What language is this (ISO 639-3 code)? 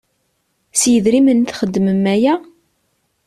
kab